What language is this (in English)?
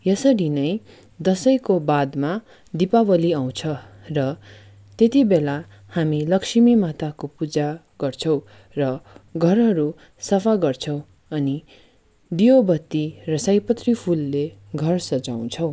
Nepali